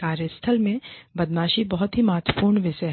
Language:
Hindi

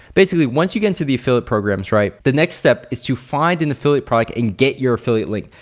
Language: English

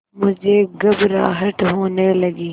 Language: Hindi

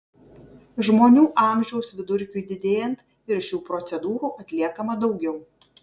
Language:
Lithuanian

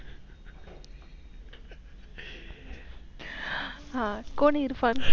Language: Marathi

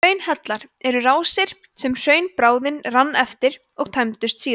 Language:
Icelandic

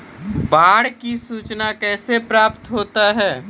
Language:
Maithili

